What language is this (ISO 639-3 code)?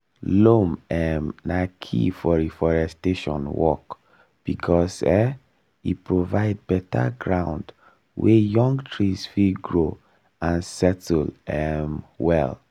pcm